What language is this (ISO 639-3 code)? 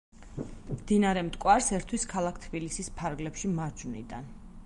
kat